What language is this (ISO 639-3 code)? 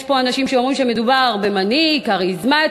heb